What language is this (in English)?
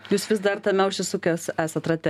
Lithuanian